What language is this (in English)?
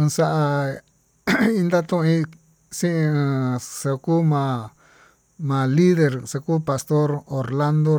Tututepec Mixtec